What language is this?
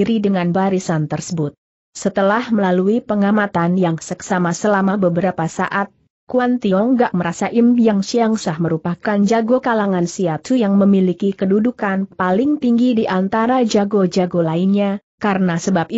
Indonesian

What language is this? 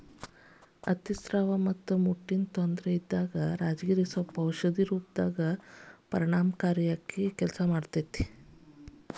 Kannada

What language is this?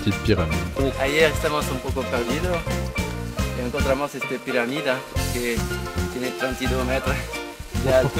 French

